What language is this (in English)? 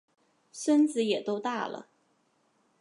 Chinese